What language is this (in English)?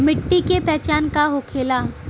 Bhojpuri